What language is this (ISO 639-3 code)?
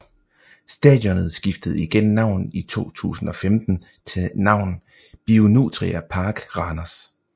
dan